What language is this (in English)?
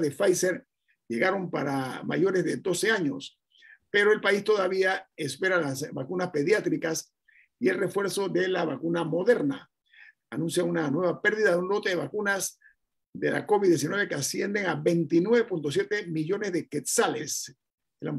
Spanish